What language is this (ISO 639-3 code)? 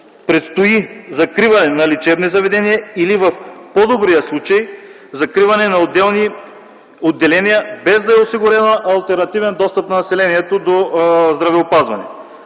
bul